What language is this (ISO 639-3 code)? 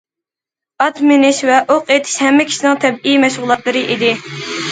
uig